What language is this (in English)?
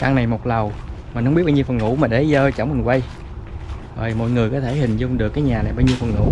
Vietnamese